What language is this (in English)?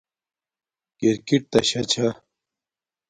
Domaaki